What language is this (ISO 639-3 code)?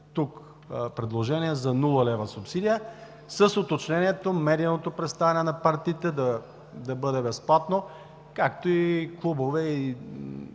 bul